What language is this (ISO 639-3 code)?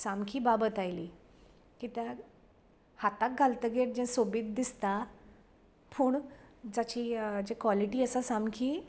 kok